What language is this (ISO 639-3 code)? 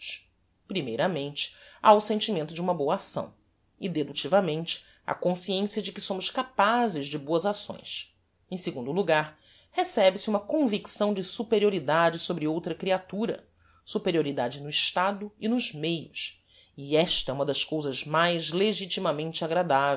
por